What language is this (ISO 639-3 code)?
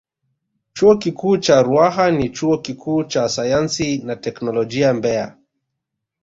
swa